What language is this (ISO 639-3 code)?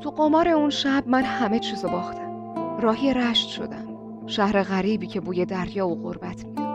fas